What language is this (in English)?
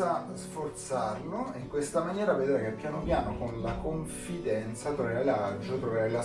Italian